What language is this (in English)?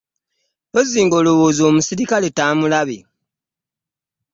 Ganda